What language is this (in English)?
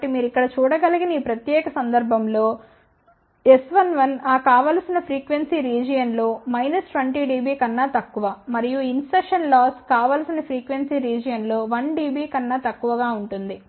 Telugu